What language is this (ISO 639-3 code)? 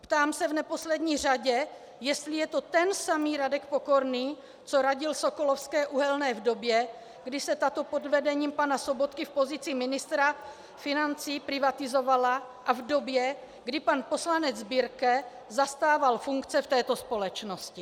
ces